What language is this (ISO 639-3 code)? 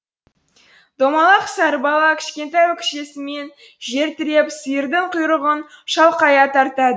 kaz